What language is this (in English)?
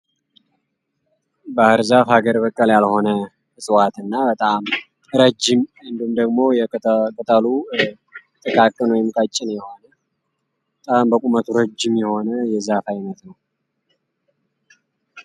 Amharic